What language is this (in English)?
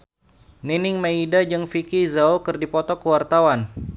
Sundanese